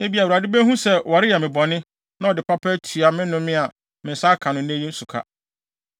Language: Akan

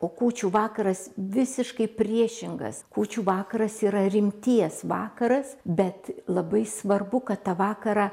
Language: Lithuanian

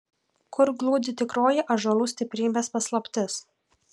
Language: Lithuanian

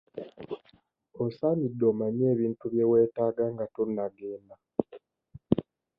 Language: Ganda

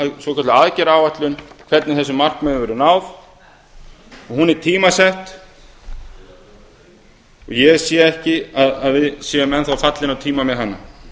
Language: Icelandic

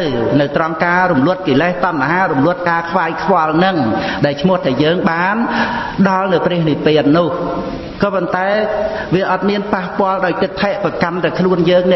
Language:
Khmer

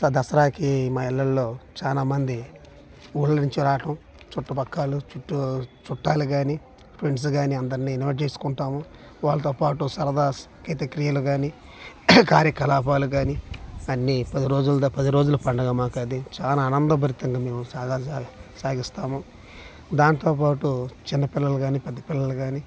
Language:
Telugu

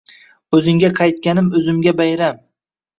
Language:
Uzbek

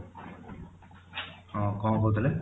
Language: Odia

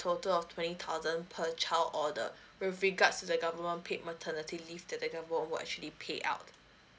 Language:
English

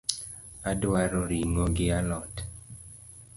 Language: Luo (Kenya and Tanzania)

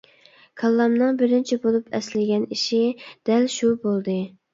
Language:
Uyghur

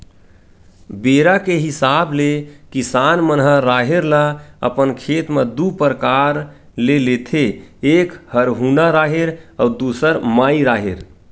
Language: Chhattisgarhi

